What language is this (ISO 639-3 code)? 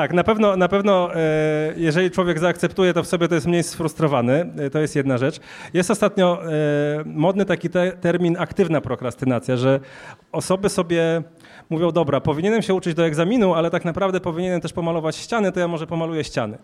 pol